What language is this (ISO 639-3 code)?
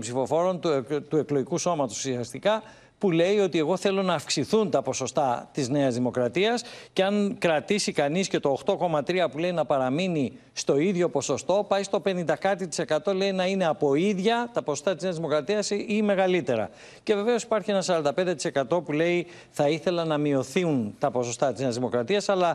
ell